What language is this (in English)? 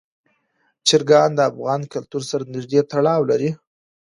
Pashto